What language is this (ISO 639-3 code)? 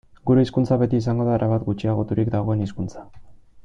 eus